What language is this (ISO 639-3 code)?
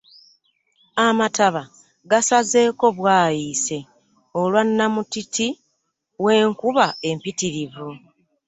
lug